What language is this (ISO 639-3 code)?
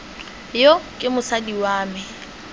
tsn